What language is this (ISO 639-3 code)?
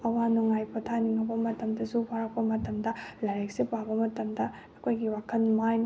mni